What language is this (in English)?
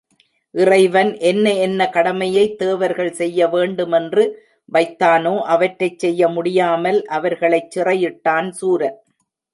Tamil